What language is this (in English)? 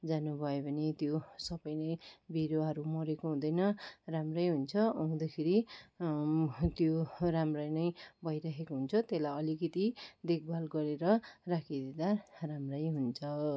Nepali